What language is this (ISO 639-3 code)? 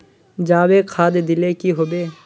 mag